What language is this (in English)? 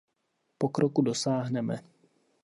Czech